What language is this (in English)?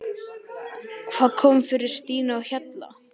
Icelandic